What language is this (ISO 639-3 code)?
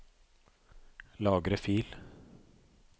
nor